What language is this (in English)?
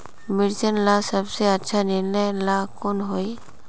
Magahi